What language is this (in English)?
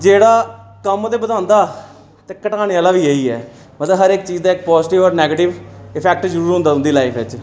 Dogri